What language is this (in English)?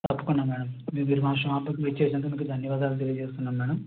Telugu